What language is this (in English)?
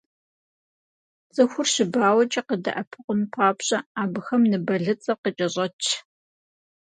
Kabardian